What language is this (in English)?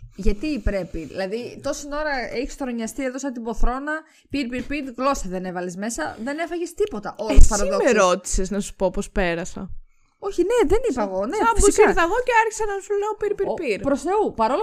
Greek